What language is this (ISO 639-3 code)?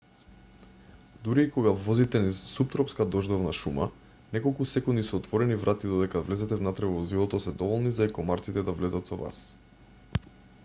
mkd